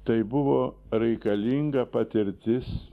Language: Lithuanian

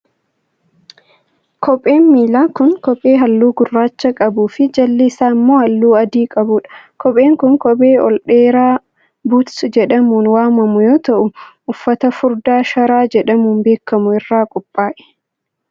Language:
Oromo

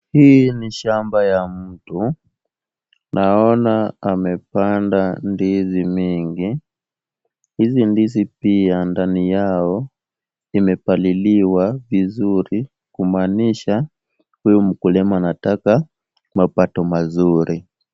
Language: Swahili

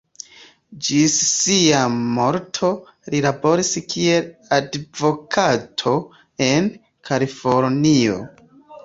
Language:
Esperanto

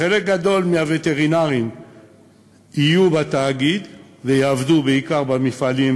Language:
Hebrew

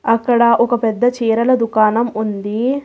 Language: Telugu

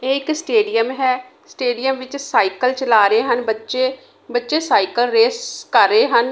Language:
Punjabi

